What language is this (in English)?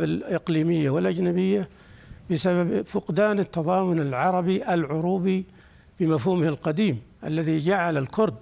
Arabic